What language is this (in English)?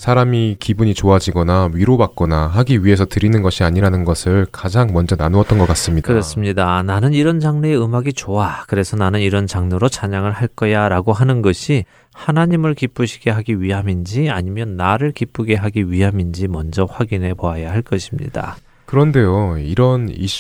Korean